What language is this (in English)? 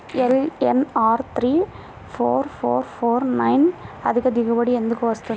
Telugu